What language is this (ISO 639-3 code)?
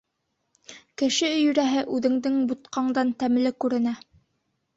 bak